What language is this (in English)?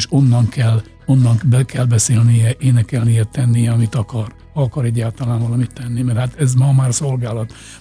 Hungarian